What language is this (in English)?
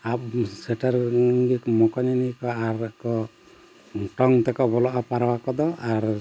Santali